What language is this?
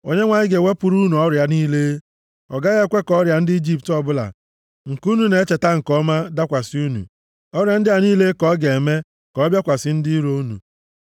Igbo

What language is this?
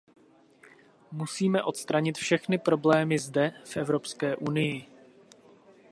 Czech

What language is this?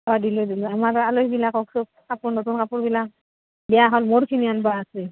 Assamese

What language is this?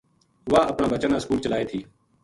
Gujari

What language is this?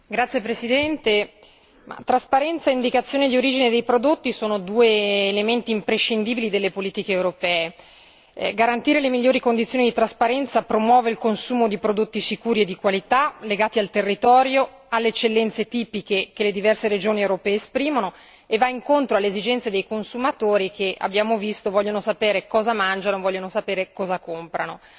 Italian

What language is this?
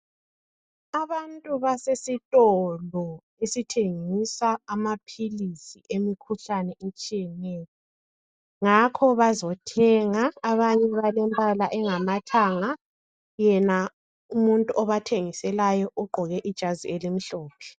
North Ndebele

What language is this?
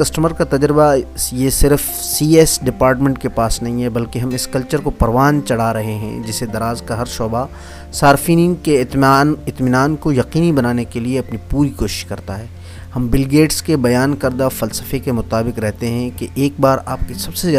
Urdu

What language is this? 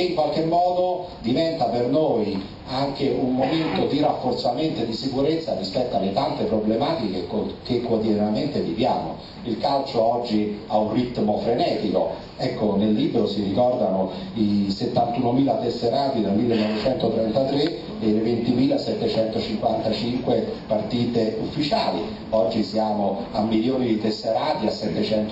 Italian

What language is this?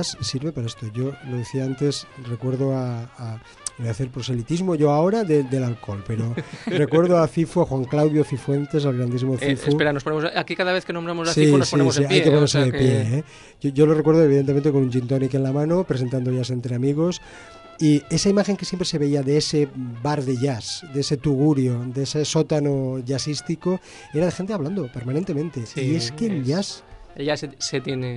Spanish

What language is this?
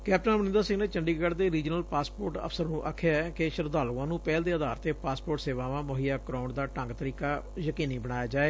Punjabi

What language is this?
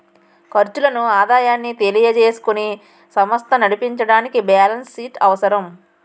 Telugu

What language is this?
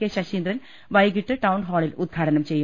Malayalam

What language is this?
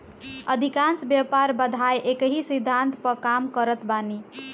Bhojpuri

